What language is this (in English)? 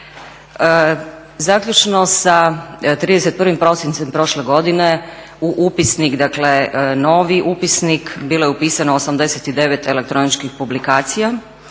Croatian